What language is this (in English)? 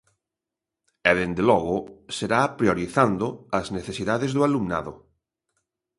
Galician